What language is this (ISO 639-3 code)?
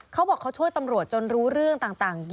tha